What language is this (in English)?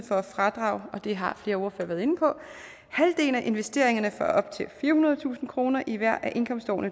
Danish